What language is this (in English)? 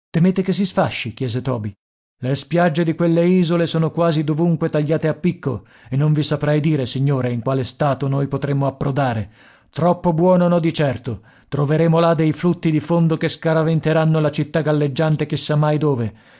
Italian